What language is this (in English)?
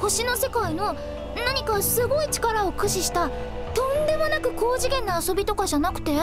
Japanese